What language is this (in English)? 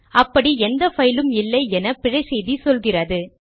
Tamil